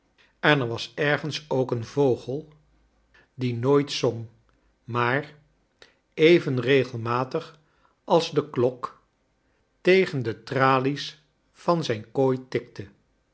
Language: Dutch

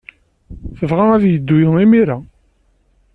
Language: Kabyle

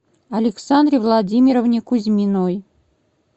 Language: Russian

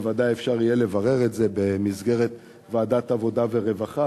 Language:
Hebrew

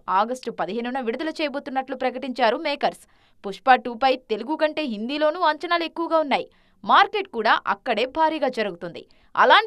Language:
Telugu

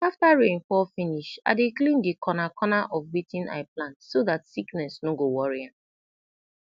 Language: Nigerian Pidgin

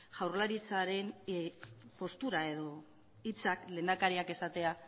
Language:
Basque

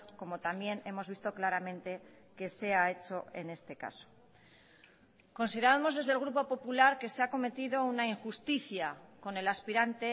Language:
Spanish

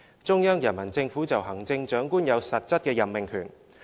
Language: Cantonese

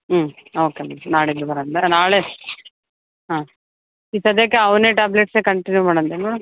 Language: Kannada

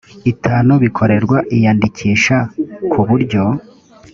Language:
Kinyarwanda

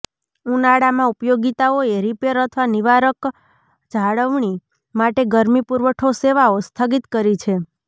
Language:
Gujarati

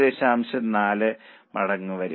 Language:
Malayalam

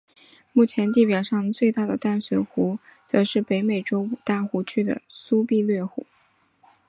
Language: Chinese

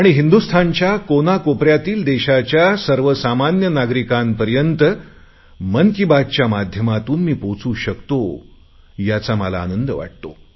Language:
Marathi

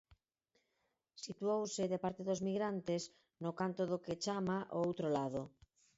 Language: Galician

